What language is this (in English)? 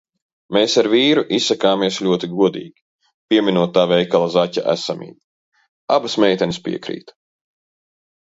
Latvian